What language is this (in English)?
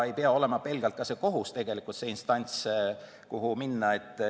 Estonian